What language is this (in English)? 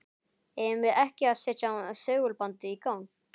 Icelandic